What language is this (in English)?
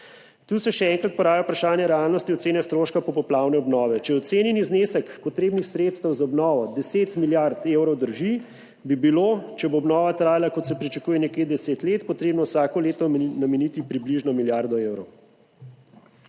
Slovenian